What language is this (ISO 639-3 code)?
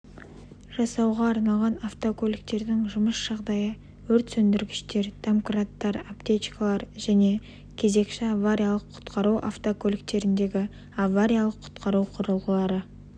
kaz